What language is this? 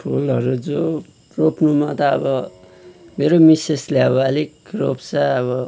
Nepali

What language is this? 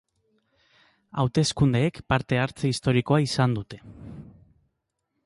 Basque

